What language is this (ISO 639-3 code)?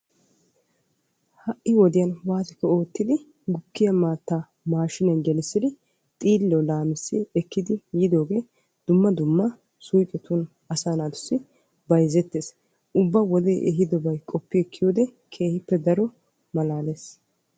wal